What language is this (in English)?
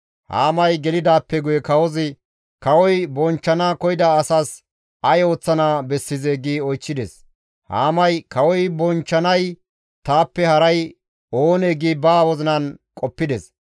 Gamo